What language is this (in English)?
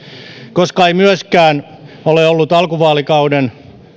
Finnish